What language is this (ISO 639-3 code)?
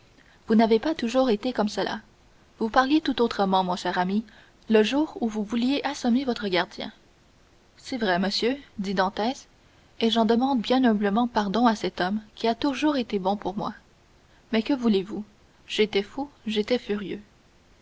fra